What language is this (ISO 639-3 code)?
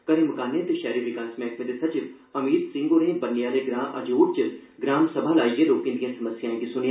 doi